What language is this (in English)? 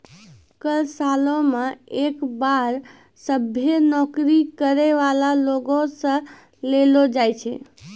Maithili